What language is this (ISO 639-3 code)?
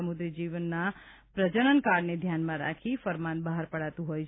guj